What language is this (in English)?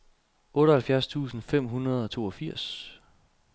Danish